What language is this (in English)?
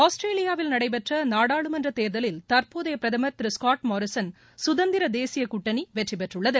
Tamil